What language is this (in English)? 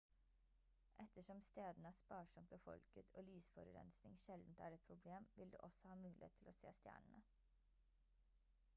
Norwegian Bokmål